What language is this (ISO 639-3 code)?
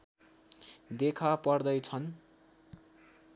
nep